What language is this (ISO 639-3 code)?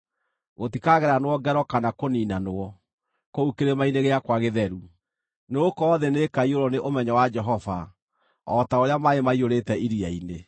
kik